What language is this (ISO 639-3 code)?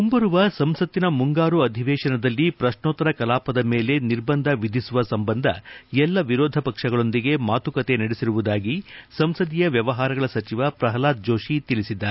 kan